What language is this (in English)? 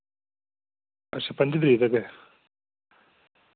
Dogri